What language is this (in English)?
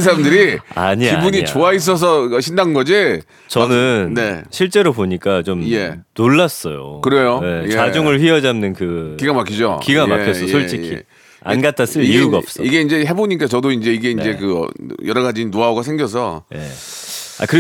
Korean